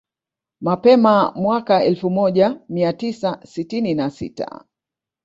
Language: Swahili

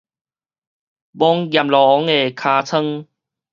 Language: Min Nan Chinese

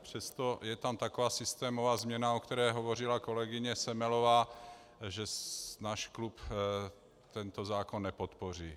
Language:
Czech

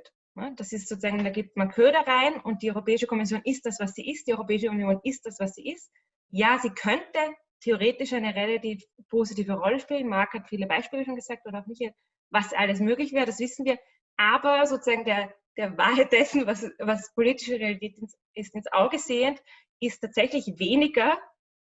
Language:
German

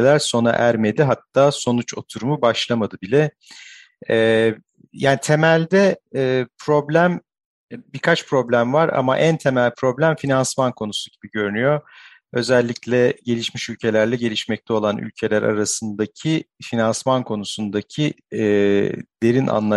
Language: Turkish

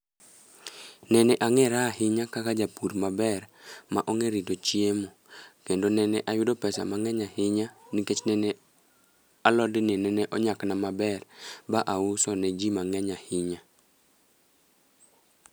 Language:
Luo (Kenya and Tanzania)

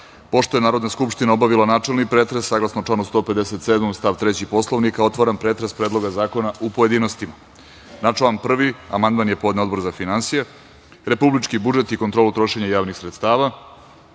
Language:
Serbian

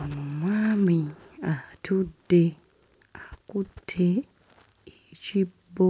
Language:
Ganda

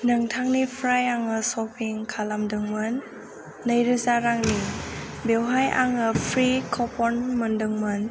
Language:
Bodo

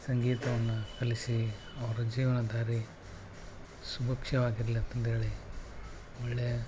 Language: Kannada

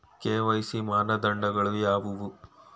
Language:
Kannada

